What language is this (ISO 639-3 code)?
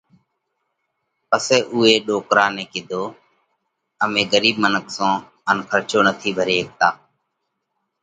kvx